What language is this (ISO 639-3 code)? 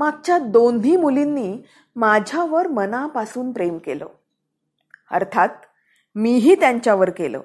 mar